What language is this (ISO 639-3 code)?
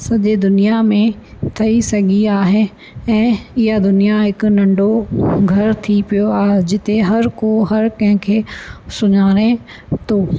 snd